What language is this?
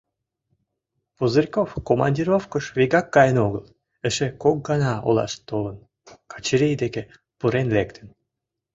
Mari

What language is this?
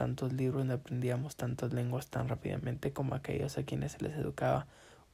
Spanish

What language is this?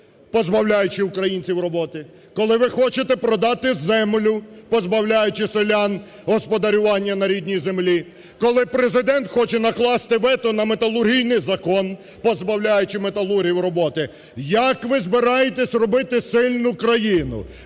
Ukrainian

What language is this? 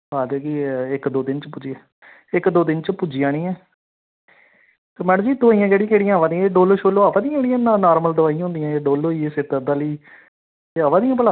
Dogri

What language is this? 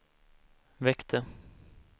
Swedish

